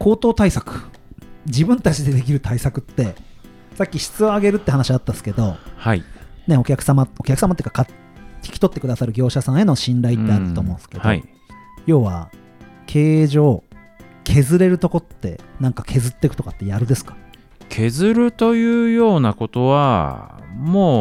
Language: Japanese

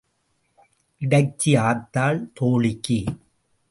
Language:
Tamil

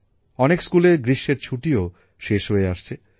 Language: Bangla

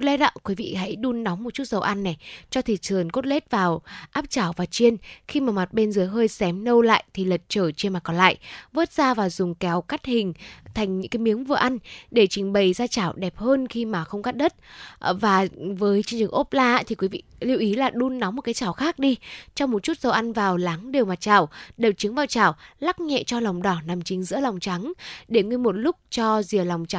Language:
Vietnamese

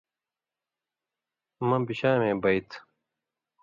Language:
Indus Kohistani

